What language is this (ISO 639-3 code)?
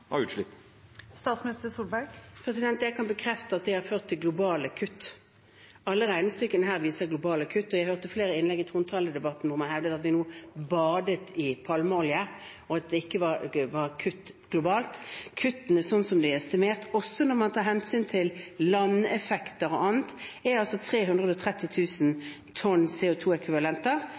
nob